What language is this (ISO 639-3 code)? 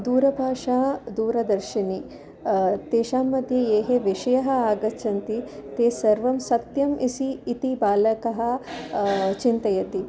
san